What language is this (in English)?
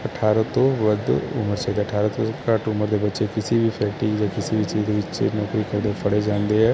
Punjabi